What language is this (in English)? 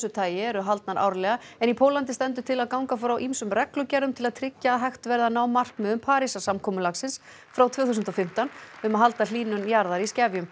Icelandic